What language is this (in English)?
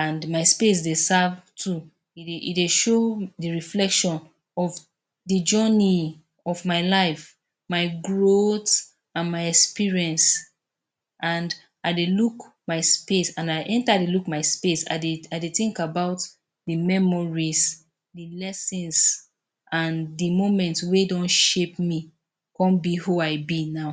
Nigerian Pidgin